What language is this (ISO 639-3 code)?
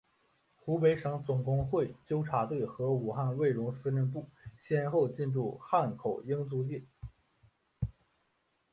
zho